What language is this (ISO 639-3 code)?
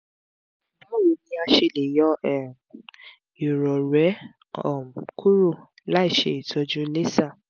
yor